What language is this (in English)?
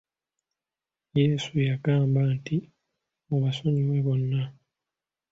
Ganda